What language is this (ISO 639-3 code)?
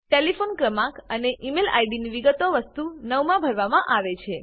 guj